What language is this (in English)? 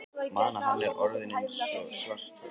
Icelandic